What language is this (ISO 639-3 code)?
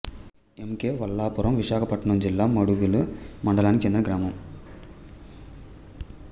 tel